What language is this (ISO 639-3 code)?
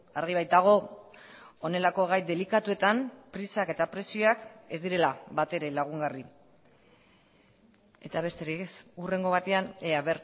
eus